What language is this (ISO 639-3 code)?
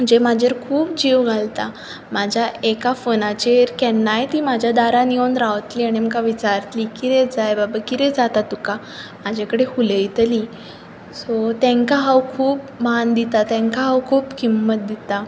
kok